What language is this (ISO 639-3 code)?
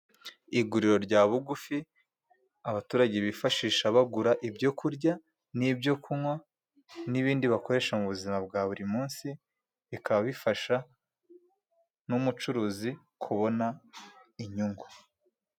kin